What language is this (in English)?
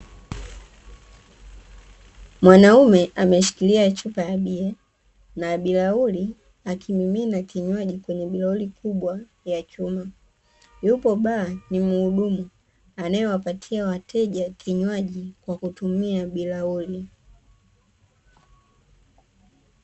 Swahili